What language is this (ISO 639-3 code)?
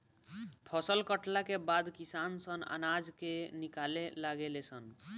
bho